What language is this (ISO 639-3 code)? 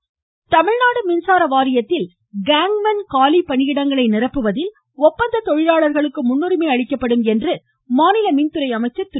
tam